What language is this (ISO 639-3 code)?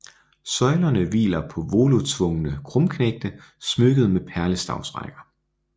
dan